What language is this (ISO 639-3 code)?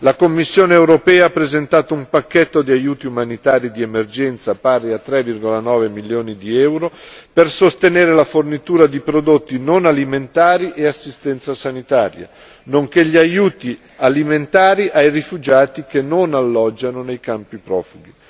ita